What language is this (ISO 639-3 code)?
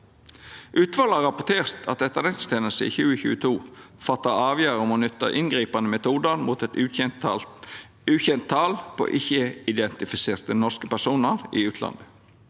nor